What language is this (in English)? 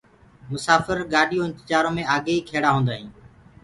Gurgula